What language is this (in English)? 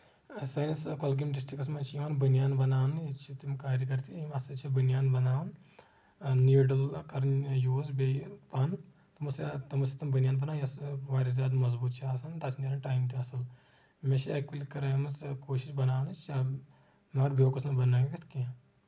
Kashmiri